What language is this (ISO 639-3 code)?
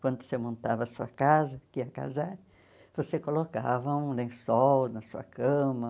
por